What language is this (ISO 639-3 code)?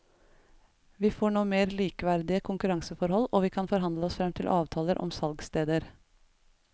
nor